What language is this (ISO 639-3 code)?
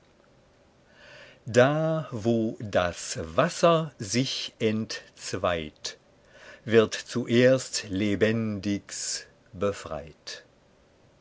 deu